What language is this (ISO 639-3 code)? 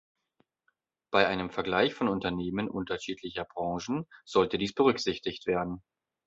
deu